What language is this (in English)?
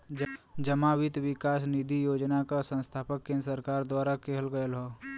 Bhojpuri